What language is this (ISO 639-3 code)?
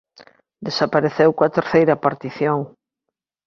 glg